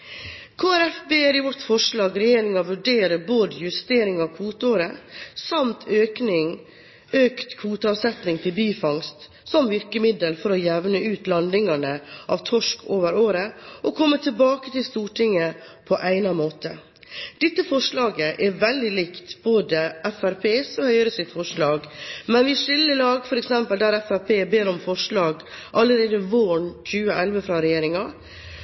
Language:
Norwegian Bokmål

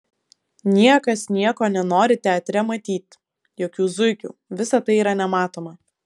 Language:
Lithuanian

